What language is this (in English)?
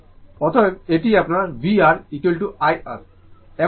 Bangla